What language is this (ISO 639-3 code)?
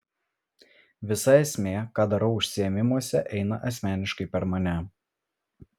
lit